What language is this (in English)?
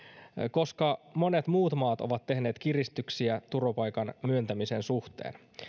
Finnish